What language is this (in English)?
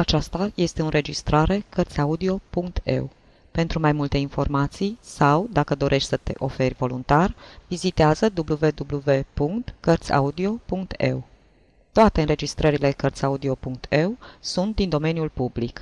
Romanian